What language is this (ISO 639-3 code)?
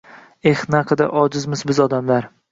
uzb